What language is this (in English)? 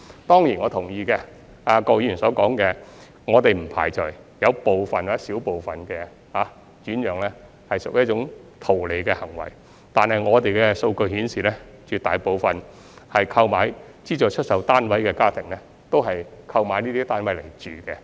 Cantonese